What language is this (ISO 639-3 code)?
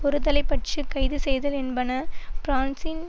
tam